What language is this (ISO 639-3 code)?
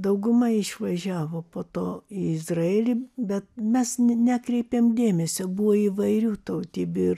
lit